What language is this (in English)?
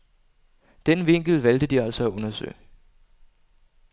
Danish